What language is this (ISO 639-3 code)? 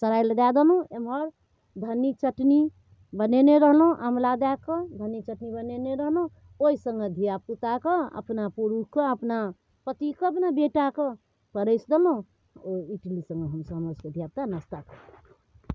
mai